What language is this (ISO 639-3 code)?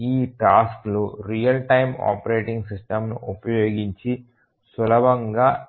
tel